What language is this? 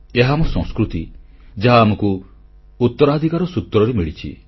Odia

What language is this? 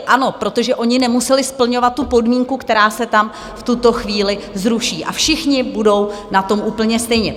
Czech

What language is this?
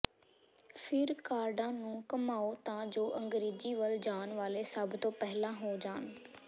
Punjabi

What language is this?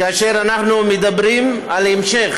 Hebrew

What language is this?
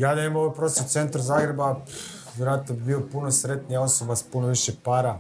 Croatian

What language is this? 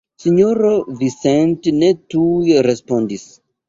Esperanto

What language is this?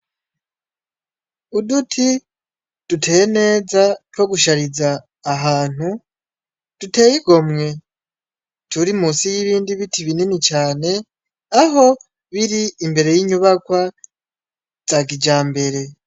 Rundi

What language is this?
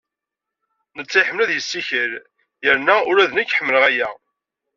Kabyle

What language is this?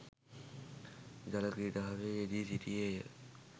Sinhala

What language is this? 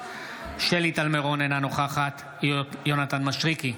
Hebrew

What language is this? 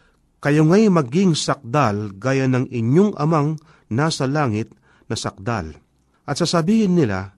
Filipino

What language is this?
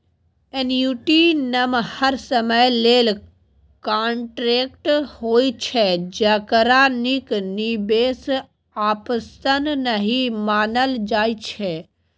Maithili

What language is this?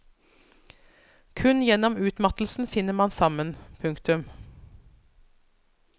Norwegian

